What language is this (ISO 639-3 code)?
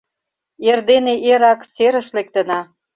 chm